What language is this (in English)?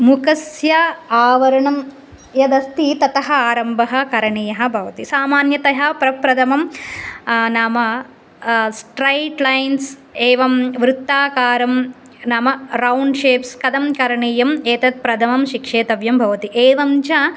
Sanskrit